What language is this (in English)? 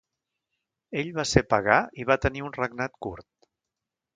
Catalan